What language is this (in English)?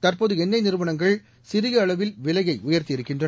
Tamil